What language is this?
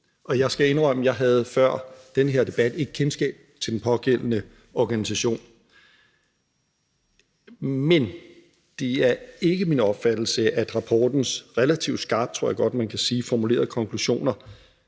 Danish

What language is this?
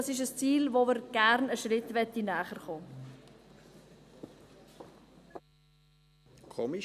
Swiss German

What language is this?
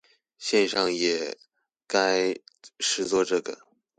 Chinese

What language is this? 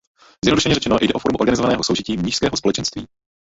Czech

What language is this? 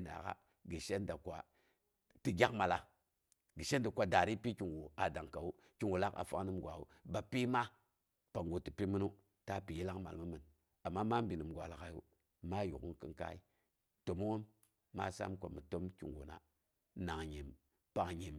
Boghom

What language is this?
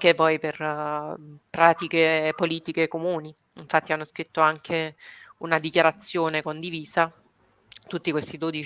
Italian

